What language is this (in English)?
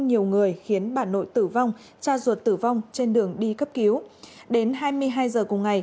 Vietnamese